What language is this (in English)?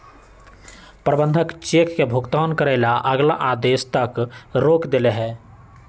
Magahi